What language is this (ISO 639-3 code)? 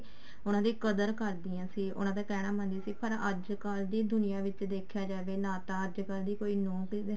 pan